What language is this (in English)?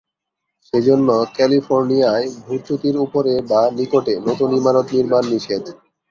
Bangla